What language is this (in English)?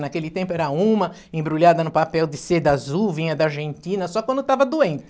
Portuguese